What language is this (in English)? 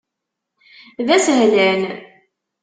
Kabyle